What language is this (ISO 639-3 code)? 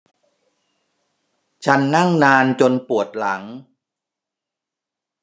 tha